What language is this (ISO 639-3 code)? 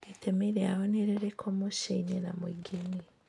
kik